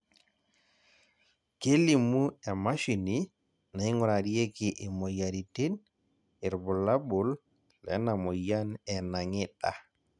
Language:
Masai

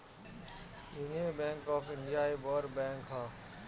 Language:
Bhojpuri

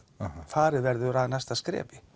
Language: Icelandic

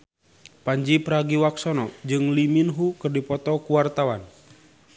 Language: Sundanese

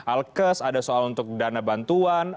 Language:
Indonesian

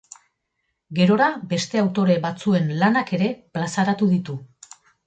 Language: Basque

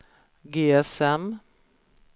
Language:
Swedish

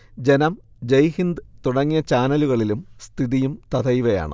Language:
Malayalam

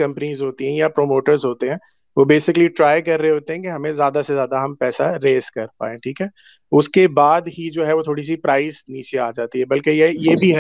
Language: Urdu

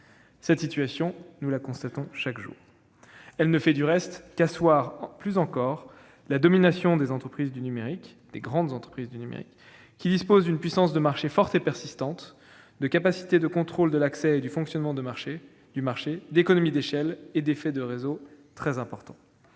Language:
French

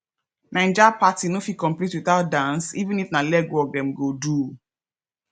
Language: Nigerian Pidgin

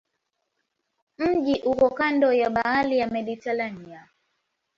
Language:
Swahili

